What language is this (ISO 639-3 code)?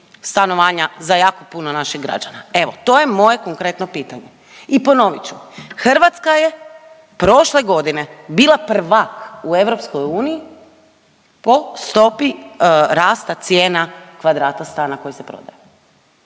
hrv